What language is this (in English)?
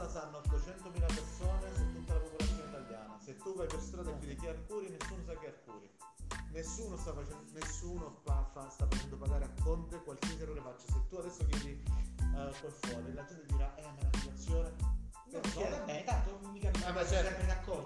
Italian